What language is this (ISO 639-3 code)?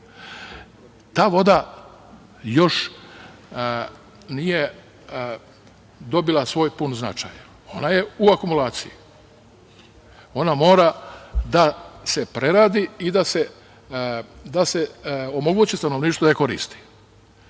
srp